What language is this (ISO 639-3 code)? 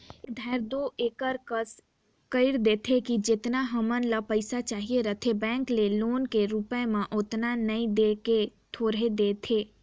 hne